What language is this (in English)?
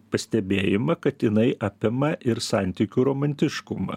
Lithuanian